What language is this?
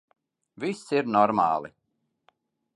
Latvian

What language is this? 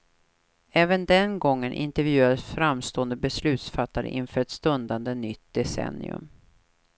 Swedish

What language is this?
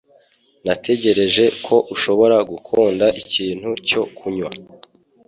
Kinyarwanda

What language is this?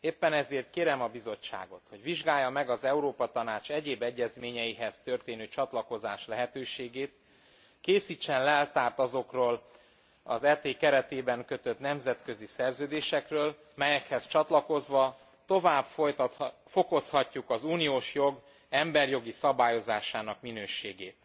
Hungarian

